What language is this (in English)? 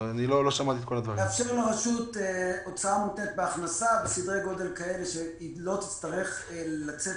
Hebrew